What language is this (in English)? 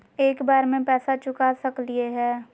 Magahi